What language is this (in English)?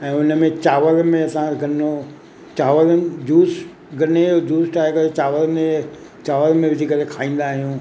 Sindhi